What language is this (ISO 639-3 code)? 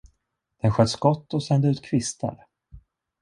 swe